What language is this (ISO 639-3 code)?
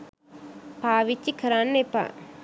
sin